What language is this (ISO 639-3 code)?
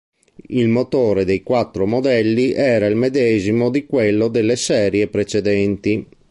ita